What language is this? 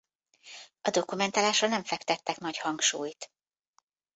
Hungarian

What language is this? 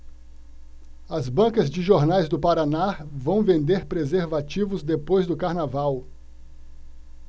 Portuguese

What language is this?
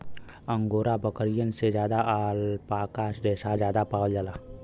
Bhojpuri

